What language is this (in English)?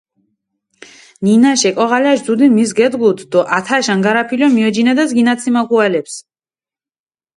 Mingrelian